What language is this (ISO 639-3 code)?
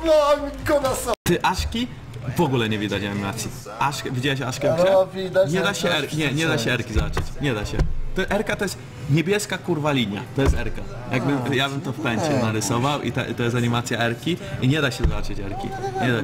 pol